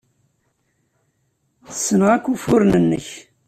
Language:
Kabyle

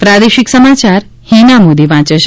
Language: Gujarati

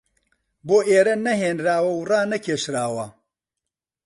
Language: Central Kurdish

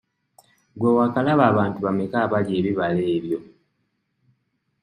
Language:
Ganda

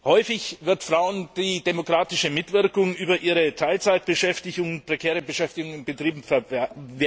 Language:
German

